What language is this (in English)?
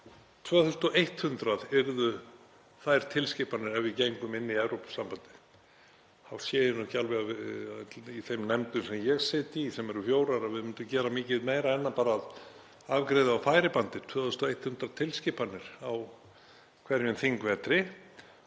Icelandic